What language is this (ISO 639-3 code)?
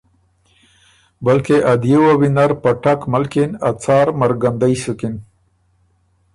oru